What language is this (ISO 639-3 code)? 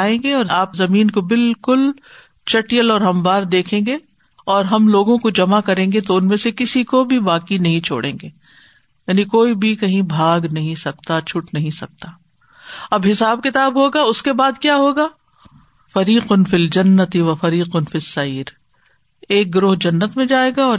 urd